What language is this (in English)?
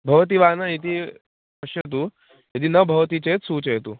Sanskrit